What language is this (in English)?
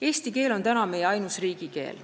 Estonian